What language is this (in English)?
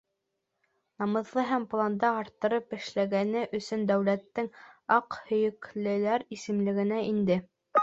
Bashkir